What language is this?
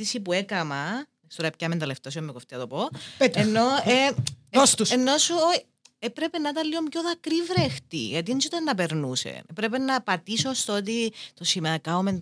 Greek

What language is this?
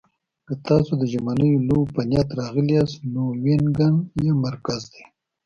Pashto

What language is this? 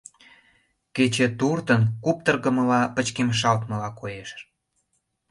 Mari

